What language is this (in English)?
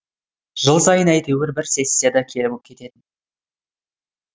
Kazakh